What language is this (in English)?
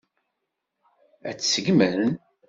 Kabyle